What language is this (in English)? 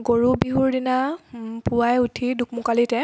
Assamese